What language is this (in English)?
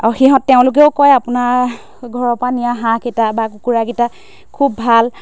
Assamese